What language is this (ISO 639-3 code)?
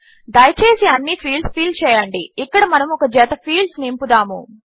tel